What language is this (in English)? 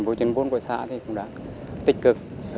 Vietnamese